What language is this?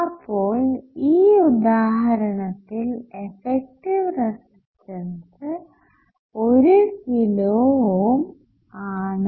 Malayalam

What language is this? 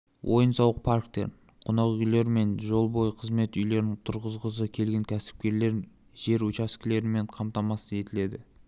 Kazakh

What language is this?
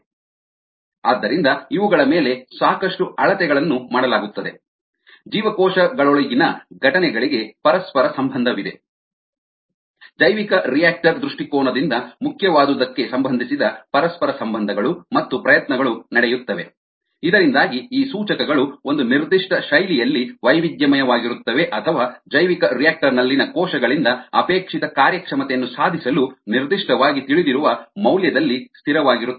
Kannada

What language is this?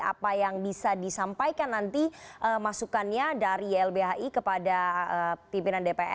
Indonesian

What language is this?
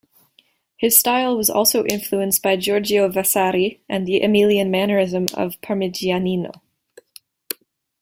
English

